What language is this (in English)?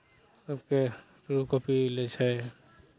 Maithili